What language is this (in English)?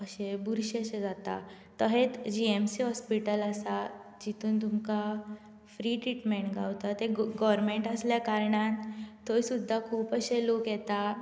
Konkani